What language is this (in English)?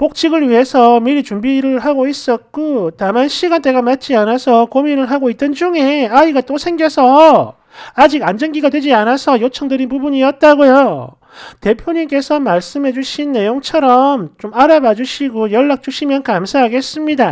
Korean